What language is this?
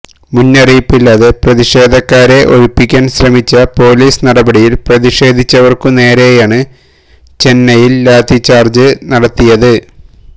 Malayalam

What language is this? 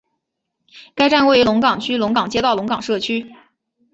Chinese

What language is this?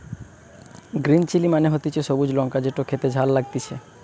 Bangla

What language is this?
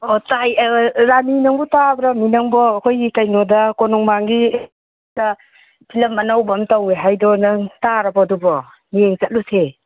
Manipuri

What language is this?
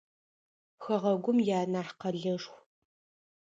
Adyghe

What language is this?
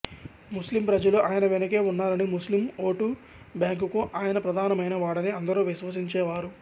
Telugu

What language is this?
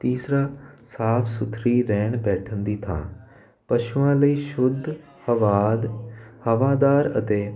Punjabi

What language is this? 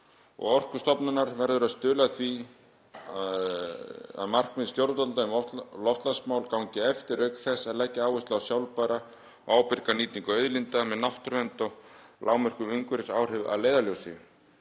Icelandic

